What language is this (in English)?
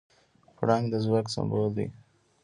Pashto